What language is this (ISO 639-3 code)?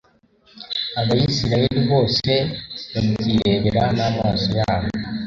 kin